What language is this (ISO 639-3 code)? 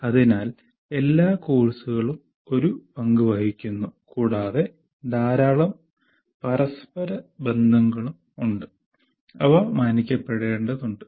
mal